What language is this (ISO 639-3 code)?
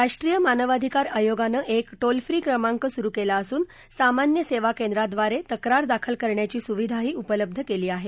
mar